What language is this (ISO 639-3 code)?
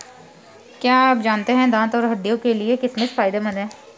hin